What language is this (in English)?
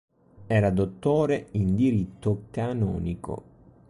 Italian